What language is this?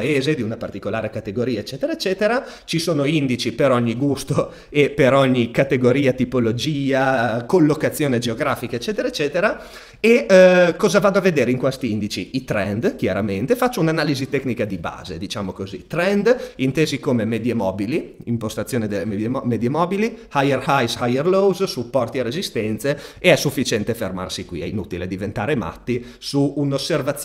Italian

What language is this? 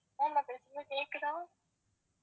Tamil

